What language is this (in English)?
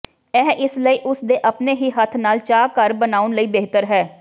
Punjabi